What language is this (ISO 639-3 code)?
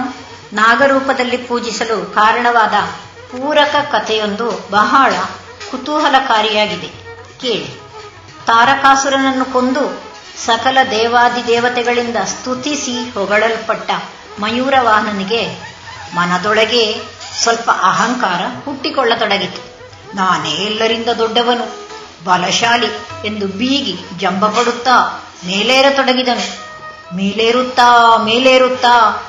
kan